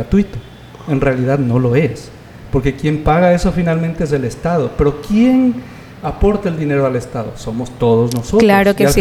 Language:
Spanish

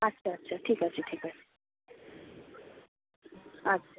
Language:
Bangla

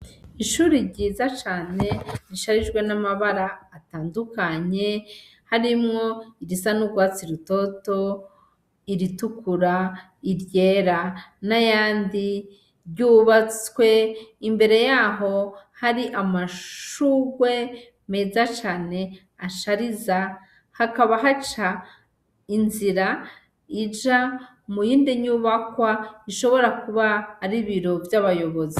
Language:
Rundi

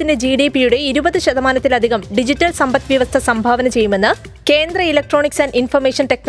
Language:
Malayalam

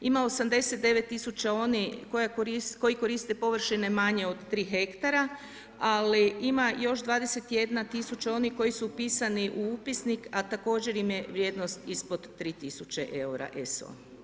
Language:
Croatian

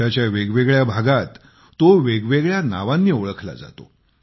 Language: Marathi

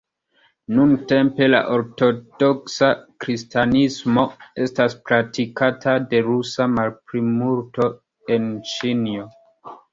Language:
Esperanto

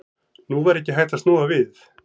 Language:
Icelandic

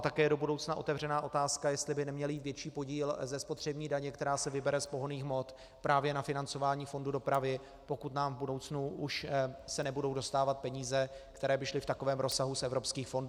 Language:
Czech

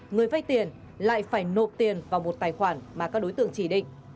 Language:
Vietnamese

